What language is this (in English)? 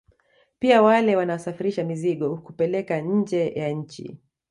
Swahili